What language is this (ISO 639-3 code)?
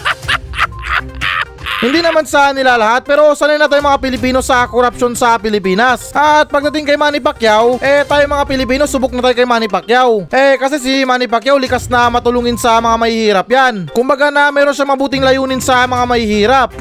fil